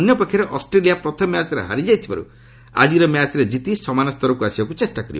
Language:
Odia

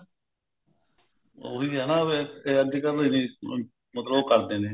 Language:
Punjabi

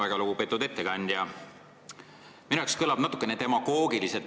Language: Estonian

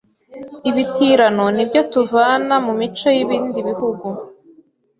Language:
Kinyarwanda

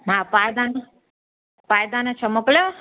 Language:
Sindhi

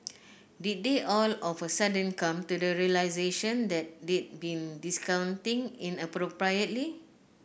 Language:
English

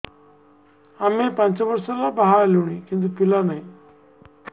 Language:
Odia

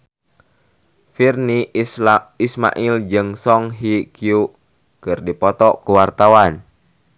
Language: Sundanese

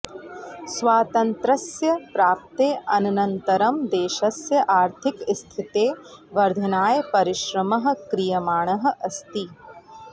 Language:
Sanskrit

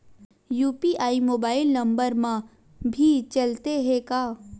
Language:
Chhattisgarhi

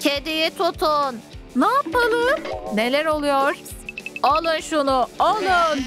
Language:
Turkish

